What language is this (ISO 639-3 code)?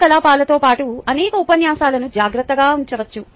tel